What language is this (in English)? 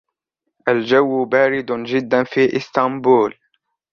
Arabic